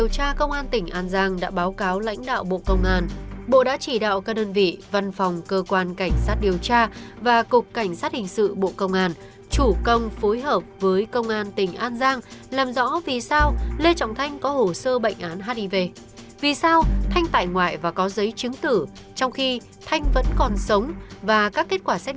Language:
Vietnamese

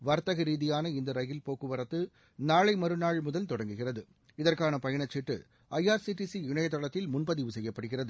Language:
Tamil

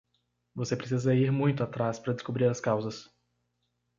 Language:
Portuguese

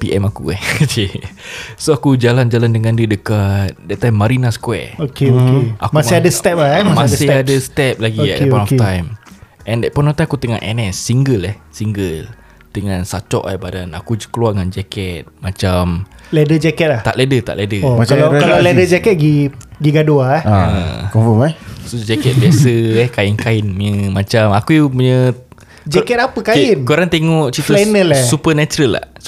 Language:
Malay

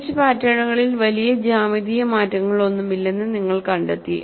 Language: Malayalam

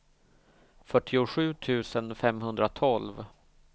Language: Swedish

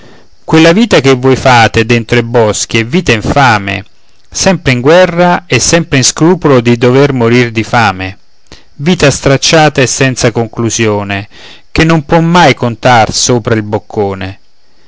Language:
Italian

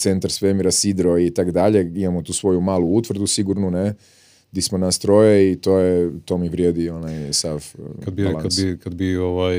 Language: Croatian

